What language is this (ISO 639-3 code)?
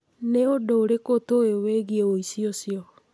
kik